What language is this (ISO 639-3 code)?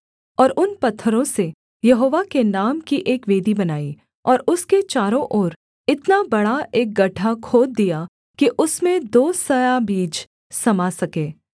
hin